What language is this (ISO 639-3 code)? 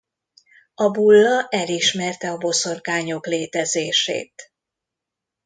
hun